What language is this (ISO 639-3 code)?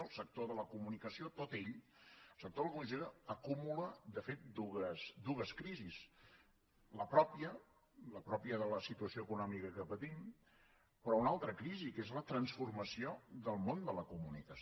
cat